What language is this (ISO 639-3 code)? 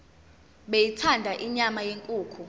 zul